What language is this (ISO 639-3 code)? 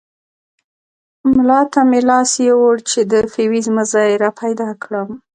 pus